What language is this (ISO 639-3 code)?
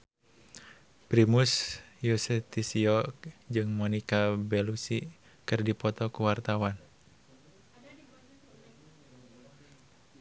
sun